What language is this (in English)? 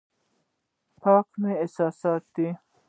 Pashto